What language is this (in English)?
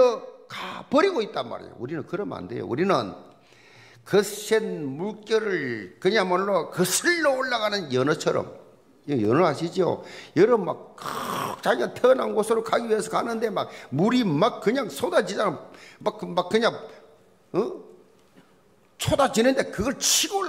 Korean